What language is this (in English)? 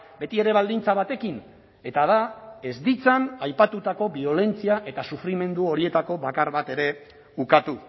Basque